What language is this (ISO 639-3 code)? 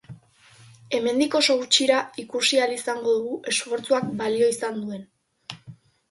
eus